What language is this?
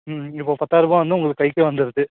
Tamil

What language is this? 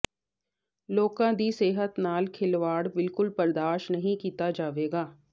Punjabi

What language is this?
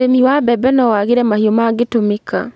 Kikuyu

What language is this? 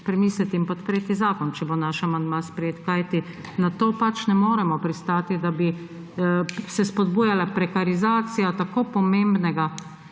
Slovenian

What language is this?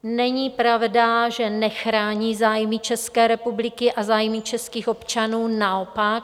Czech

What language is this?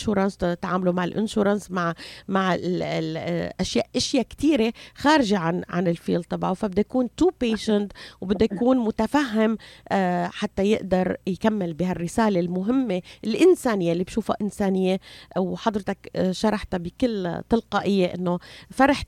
Arabic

